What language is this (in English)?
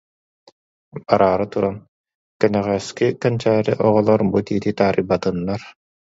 Yakut